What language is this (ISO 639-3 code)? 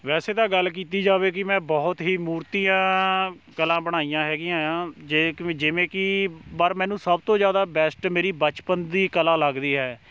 pan